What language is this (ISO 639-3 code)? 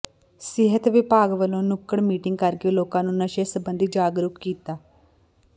pan